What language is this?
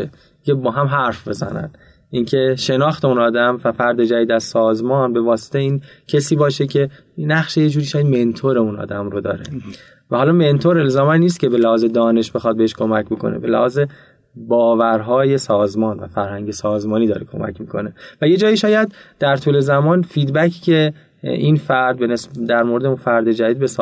Persian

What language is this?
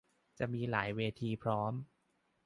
Thai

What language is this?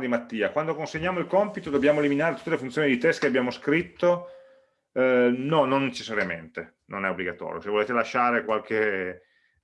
Italian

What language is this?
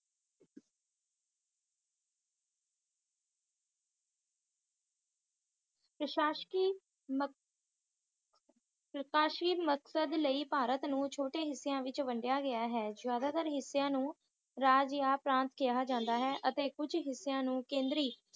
Punjabi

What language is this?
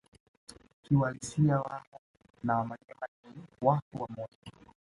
Swahili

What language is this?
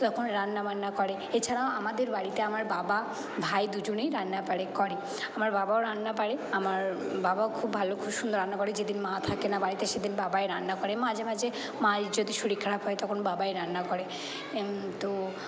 Bangla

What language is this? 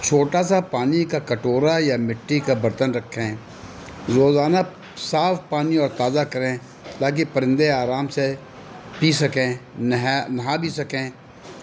Urdu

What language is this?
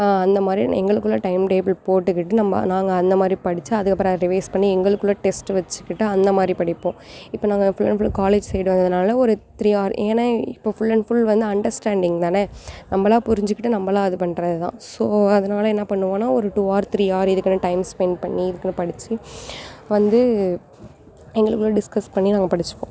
Tamil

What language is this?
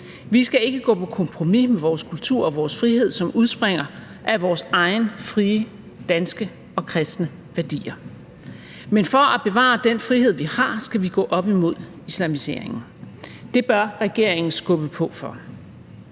Danish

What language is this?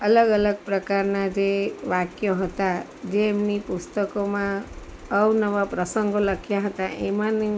Gujarati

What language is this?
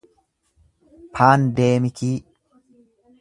Oromo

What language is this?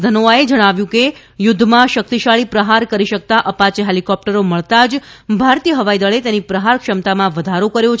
Gujarati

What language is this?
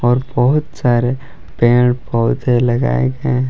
Hindi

